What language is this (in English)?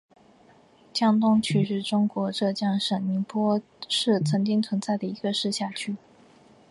Chinese